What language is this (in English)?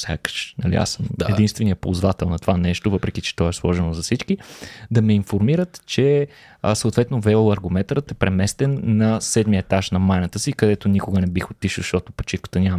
Bulgarian